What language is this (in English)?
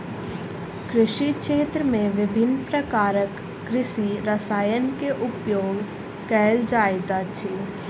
Maithili